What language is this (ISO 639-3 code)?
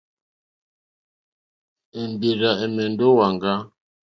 bri